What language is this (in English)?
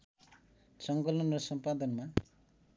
Nepali